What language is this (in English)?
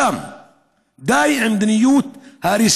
Hebrew